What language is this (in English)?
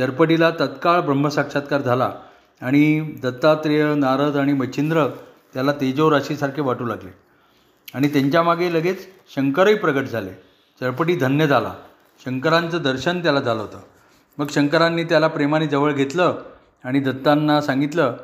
Marathi